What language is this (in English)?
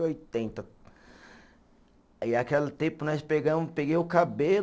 Portuguese